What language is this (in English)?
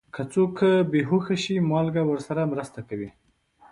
Pashto